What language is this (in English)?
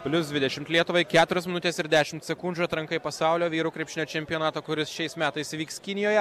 Lithuanian